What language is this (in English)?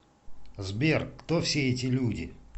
Russian